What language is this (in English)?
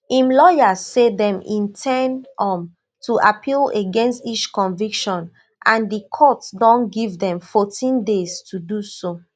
Nigerian Pidgin